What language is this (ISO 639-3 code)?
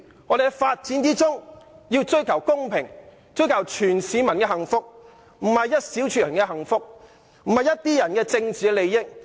yue